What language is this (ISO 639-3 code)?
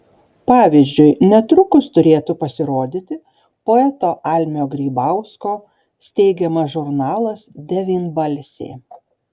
lit